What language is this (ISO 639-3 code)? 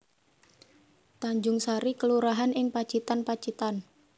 jav